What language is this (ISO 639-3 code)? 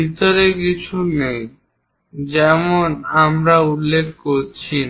ben